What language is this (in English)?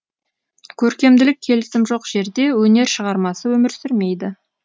Kazakh